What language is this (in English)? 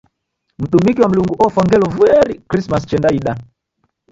Taita